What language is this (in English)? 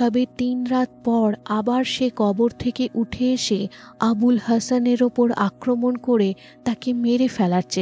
Bangla